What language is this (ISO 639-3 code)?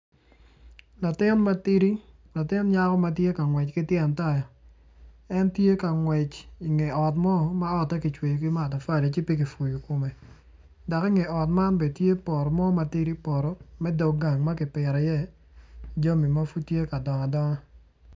ach